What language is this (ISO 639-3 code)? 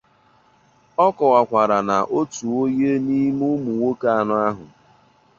ibo